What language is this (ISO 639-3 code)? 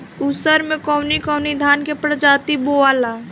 bho